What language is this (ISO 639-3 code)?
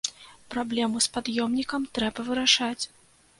bel